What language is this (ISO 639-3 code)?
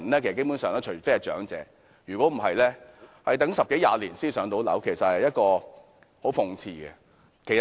yue